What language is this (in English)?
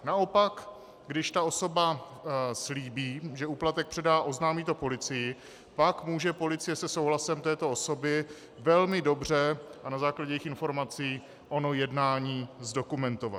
Czech